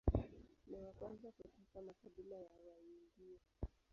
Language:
Swahili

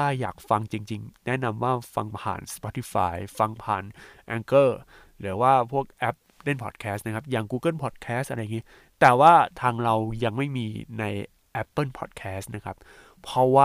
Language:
Thai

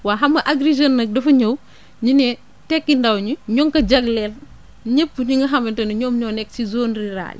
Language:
Wolof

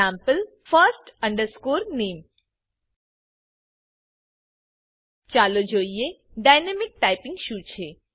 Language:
Gujarati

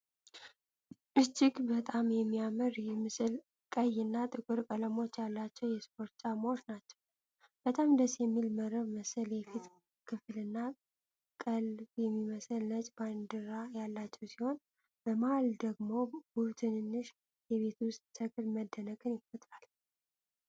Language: Amharic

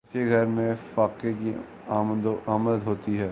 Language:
Urdu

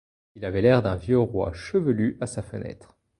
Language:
French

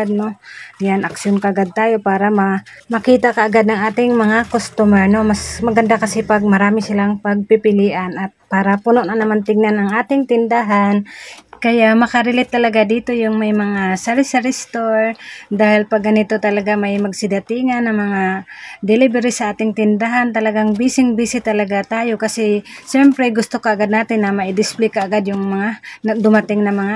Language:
Filipino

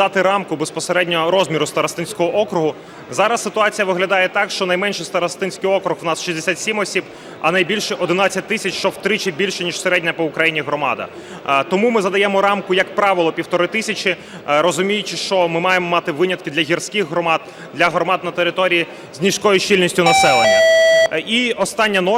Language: Ukrainian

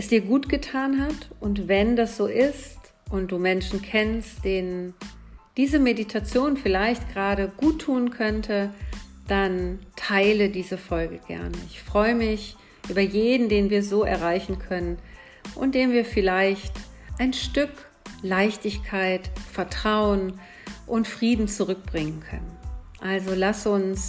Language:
German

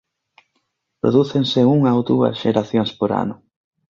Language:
Galician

